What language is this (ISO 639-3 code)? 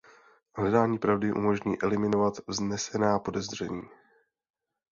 ces